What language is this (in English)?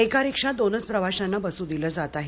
Marathi